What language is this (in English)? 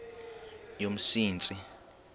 Xhosa